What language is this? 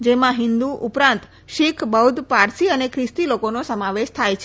Gujarati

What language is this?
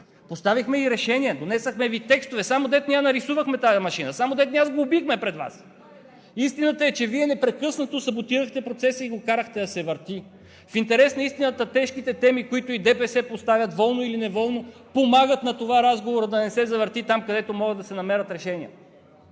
Bulgarian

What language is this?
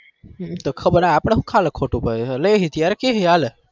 Gujarati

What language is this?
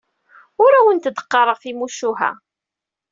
Kabyle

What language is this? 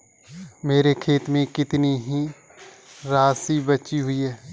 Hindi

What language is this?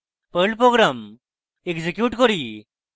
Bangla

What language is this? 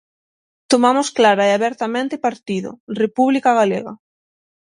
Galician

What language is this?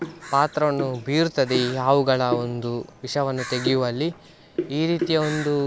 Kannada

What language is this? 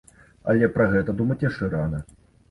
Belarusian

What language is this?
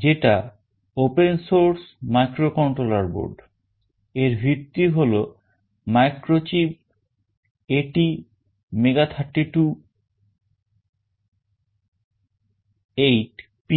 Bangla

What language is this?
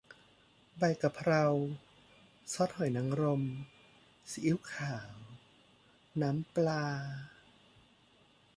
Thai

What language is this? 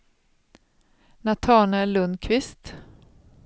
Swedish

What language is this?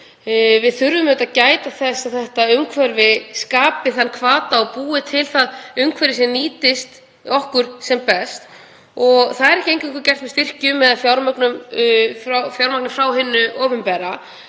Icelandic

